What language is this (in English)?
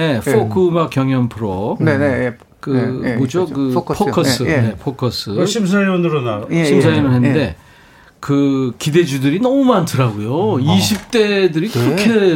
Korean